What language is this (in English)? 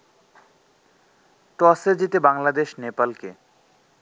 Bangla